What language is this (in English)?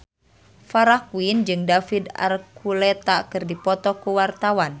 Sundanese